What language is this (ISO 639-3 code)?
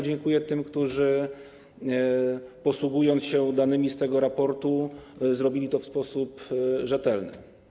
pol